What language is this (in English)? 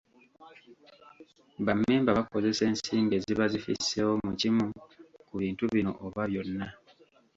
Ganda